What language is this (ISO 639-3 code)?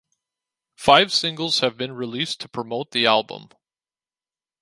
eng